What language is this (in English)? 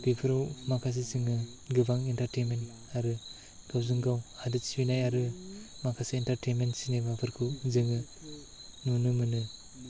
Bodo